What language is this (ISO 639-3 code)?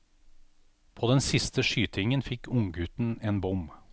nor